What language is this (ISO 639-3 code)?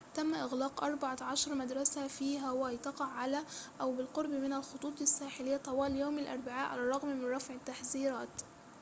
ara